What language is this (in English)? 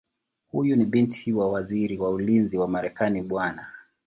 Swahili